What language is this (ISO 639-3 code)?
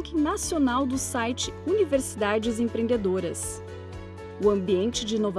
por